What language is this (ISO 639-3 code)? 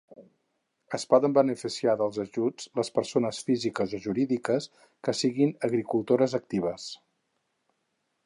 cat